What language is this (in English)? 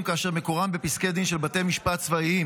Hebrew